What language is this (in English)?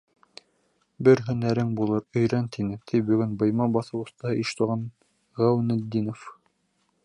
Bashkir